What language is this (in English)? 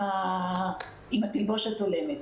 Hebrew